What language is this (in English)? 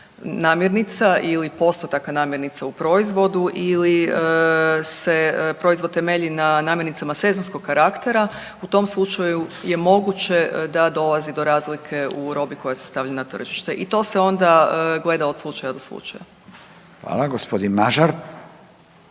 Croatian